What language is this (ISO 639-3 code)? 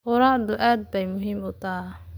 som